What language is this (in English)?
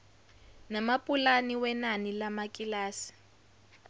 Zulu